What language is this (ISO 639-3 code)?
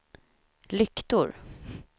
swe